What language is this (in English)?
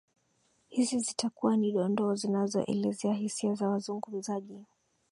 Swahili